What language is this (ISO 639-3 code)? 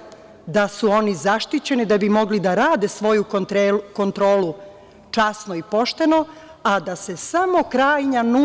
srp